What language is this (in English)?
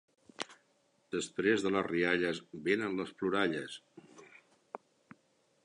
Catalan